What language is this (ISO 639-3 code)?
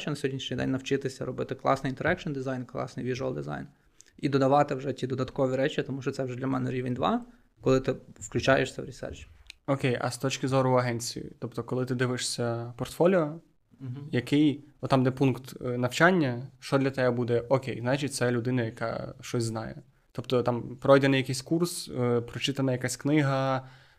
ukr